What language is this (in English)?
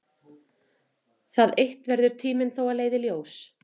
Icelandic